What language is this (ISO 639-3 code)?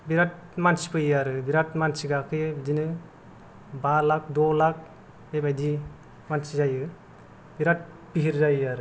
brx